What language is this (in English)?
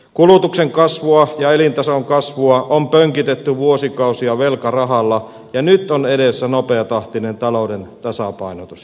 Finnish